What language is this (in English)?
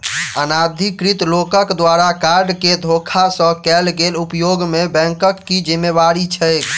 Maithili